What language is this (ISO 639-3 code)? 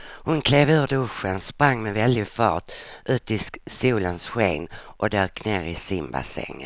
swe